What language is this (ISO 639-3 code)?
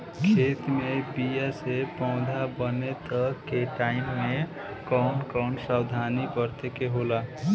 bho